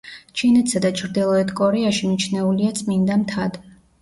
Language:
Georgian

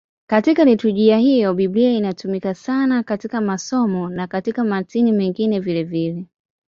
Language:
Swahili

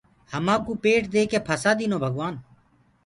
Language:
Gurgula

